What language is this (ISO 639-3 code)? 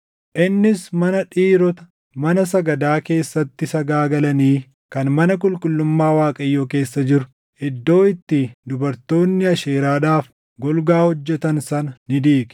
orm